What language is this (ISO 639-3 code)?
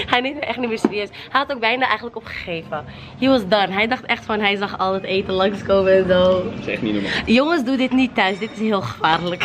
nld